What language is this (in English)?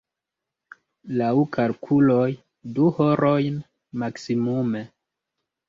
Esperanto